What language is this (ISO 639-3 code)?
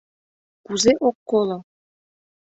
chm